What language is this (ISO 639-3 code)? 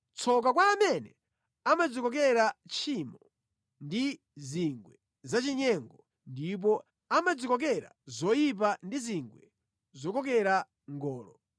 nya